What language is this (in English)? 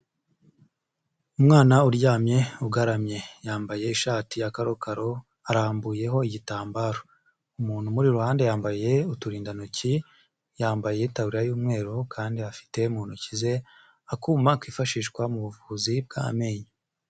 Kinyarwanda